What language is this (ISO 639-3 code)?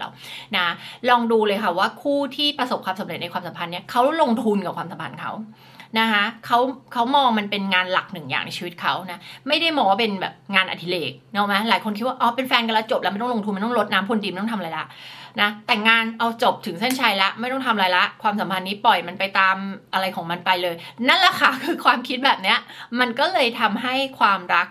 tha